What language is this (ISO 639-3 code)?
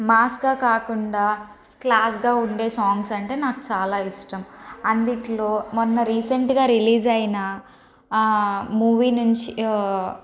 tel